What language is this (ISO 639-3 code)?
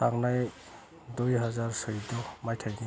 brx